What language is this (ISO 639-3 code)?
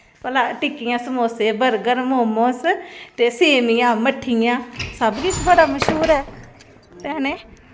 doi